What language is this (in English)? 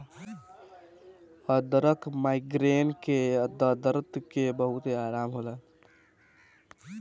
Bhojpuri